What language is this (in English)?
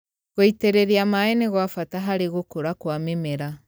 Kikuyu